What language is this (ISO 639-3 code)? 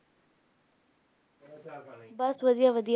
pan